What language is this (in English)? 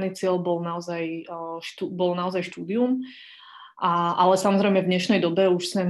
Slovak